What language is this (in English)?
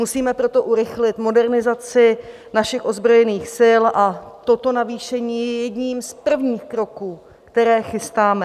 Czech